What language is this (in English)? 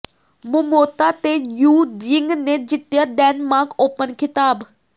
Punjabi